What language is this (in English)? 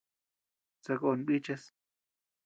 Tepeuxila Cuicatec